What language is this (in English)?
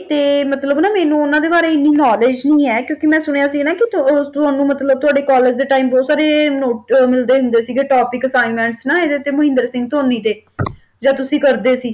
Punjabi